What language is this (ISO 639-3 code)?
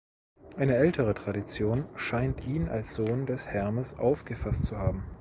deu